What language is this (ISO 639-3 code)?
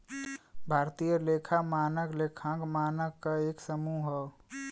bho